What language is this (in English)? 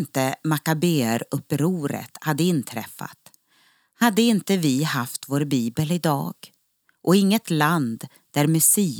Swedish